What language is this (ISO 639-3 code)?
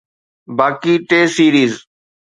snd